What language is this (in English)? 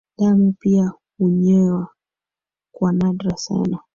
Swahili